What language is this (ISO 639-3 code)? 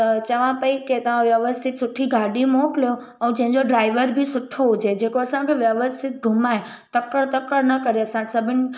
snd